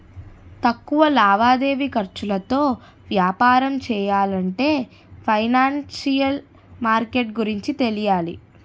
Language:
Telugu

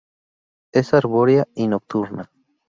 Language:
Spanish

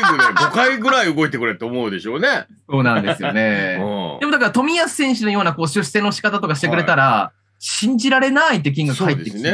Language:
Japanese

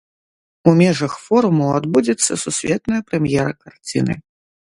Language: Belarusian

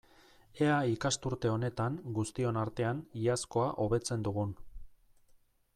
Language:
Basque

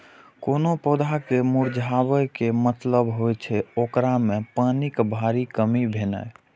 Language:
Maithili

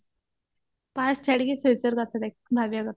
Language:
Odia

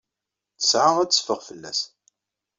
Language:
Kabyle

